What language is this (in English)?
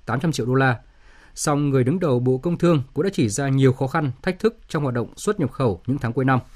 Vietnamese